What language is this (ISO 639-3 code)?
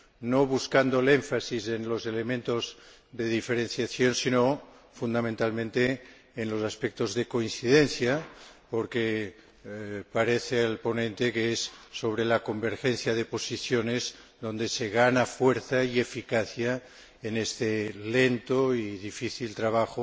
spa